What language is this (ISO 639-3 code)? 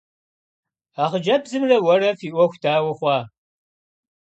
kbd